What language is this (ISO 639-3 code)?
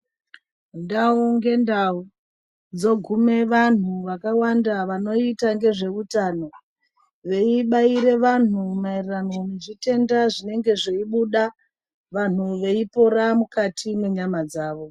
ndc